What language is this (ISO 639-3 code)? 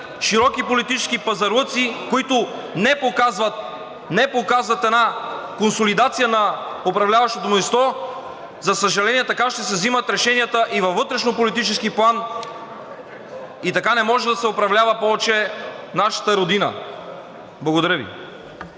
bul